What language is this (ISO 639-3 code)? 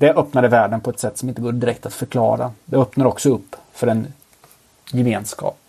swe